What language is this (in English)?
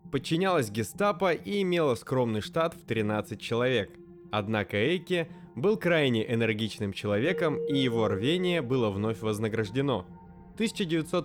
Russian